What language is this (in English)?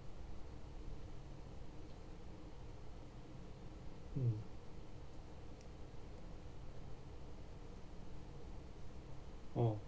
English